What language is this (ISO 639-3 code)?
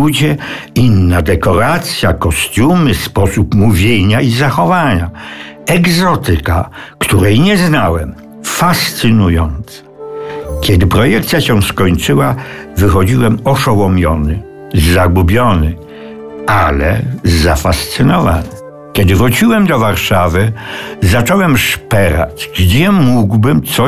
pol